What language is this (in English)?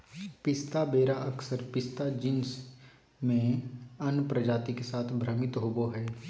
Magahi